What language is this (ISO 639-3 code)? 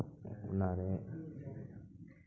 sat